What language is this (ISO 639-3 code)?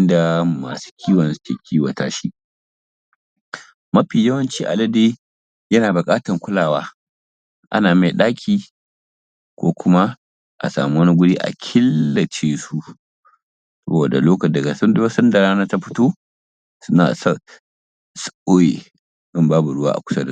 hau